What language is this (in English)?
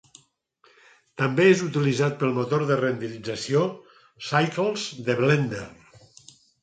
Catalan